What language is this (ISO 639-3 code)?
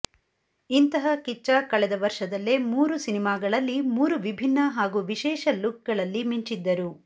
kan